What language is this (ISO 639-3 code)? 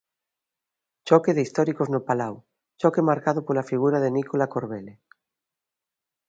glg